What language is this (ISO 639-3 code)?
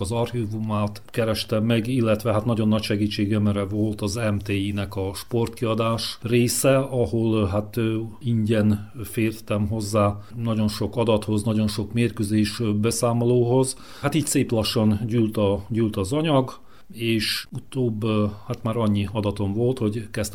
hun